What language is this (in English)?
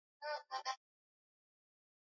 Swahili